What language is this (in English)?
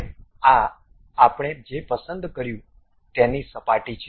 Gujarati